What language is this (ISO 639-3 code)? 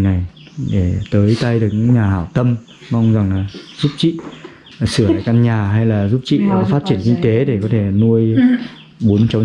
vie